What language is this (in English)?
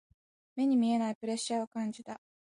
Japanese